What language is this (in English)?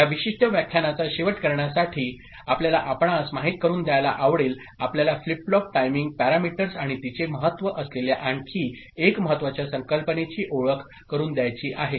Marathi